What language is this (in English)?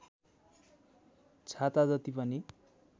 Nepali